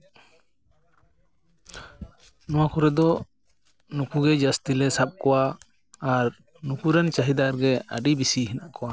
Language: Santali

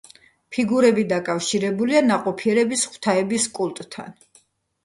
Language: Georgian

